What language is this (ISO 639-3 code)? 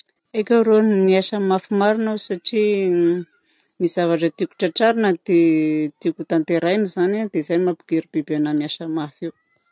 bzc